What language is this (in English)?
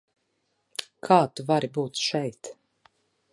Latvian